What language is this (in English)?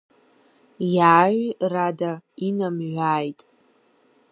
Abkhazian